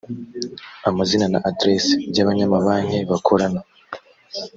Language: Kinyarwanda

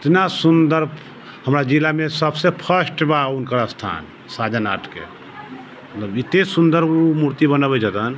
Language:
Maithili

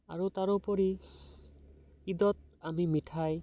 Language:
Assamese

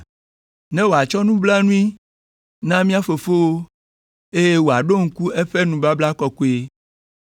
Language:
Ewe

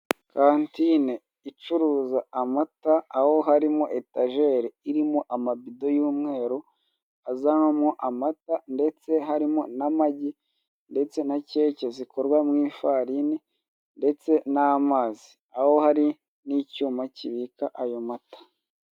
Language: Kinyarwanda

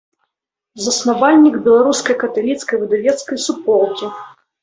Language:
Belarusian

